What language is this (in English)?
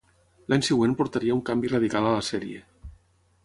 Catalan